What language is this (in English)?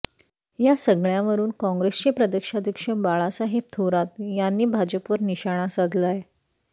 Marathi